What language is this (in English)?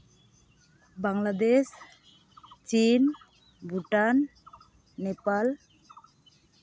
Santali